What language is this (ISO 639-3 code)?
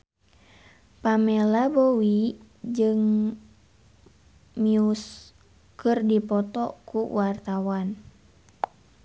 sun